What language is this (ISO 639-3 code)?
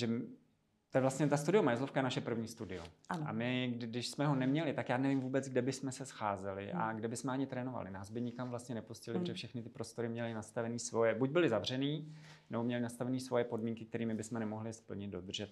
ces